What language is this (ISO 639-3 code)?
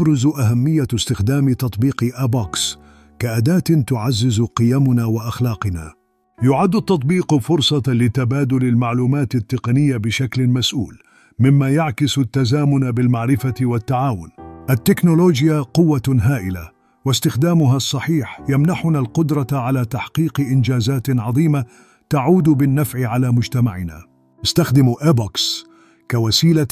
ara